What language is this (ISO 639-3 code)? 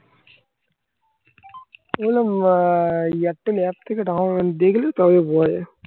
ben